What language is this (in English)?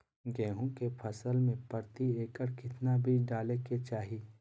Magahi